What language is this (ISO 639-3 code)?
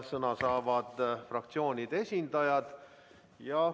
est